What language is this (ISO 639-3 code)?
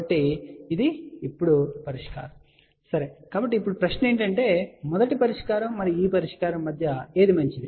tel